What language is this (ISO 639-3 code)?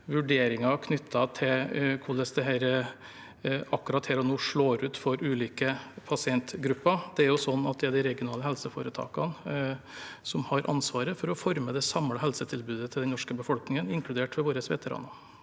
nor